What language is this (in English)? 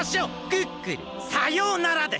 Japanese